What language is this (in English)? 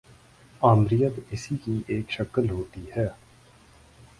Urdu